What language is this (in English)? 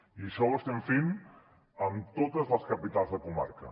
Catalan